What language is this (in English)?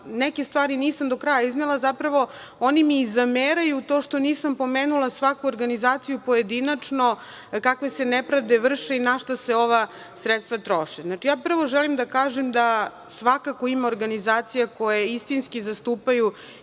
Serbian